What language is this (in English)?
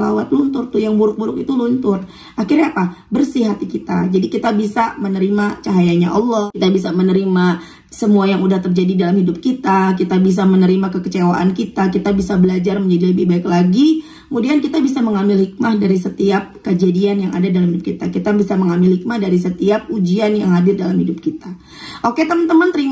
Indonesian